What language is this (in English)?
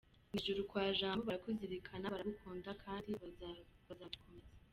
Kinyarwanda